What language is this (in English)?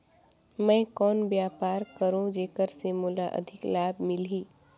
Chhattisgarhi